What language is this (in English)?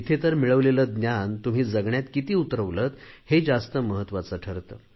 Marathi